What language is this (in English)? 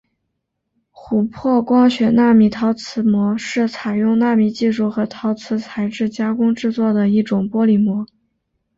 Chinese